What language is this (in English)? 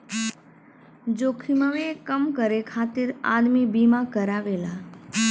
Bhojpuri